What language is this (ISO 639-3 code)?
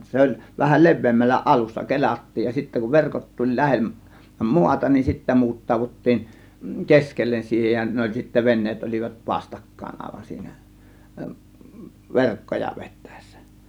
fin